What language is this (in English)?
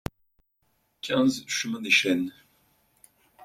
French